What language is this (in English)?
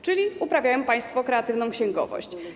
Polish